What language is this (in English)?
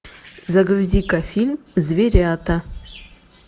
Russian